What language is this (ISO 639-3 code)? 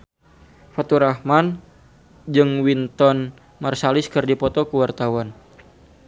sun